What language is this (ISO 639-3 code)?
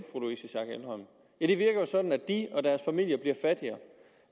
dan